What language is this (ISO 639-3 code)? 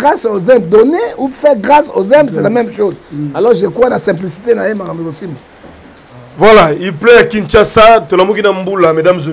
fra